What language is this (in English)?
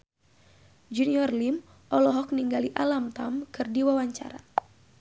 Sundanese